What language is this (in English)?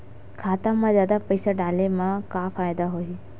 Chhattisgarhi